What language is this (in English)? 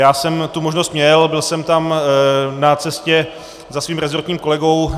Czech